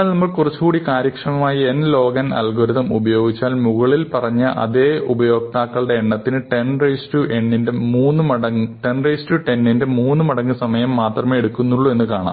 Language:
Malayalam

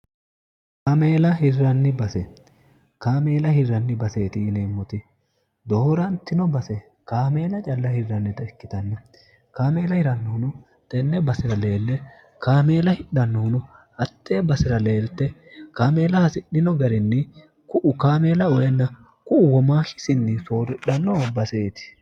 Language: Sidamo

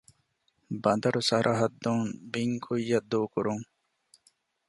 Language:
Divehi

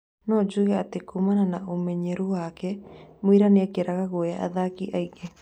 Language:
Kikuyu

